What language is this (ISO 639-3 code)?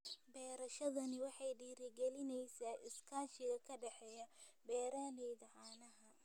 som